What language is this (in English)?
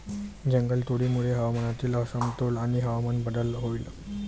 Marathi